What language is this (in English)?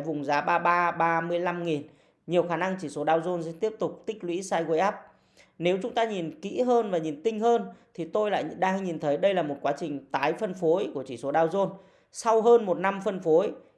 Vietnamese